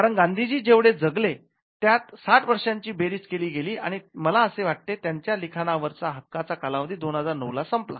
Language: Marathi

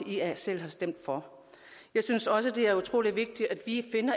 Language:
Danish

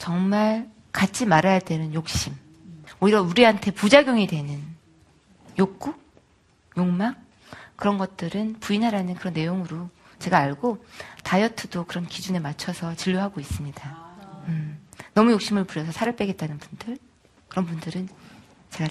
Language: Korean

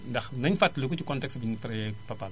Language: Wolof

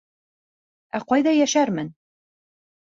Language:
Bashkir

